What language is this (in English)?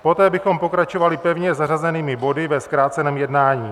Czech